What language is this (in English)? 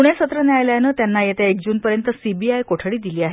Marathi